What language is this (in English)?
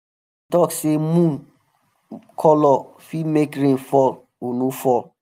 Nigerian Pidgin